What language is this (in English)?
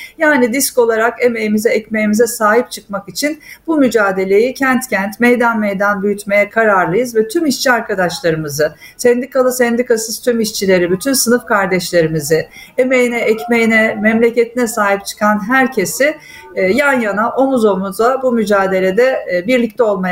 Turkish